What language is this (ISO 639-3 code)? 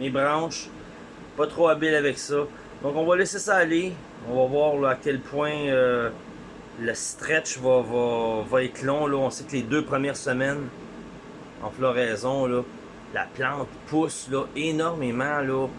fra